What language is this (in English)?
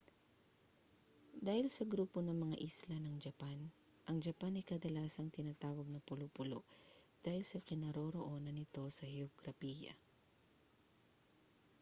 Filipino